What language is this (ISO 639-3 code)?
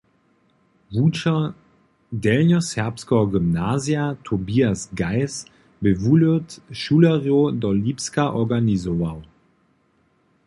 hsb